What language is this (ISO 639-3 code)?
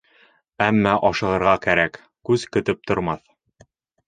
bak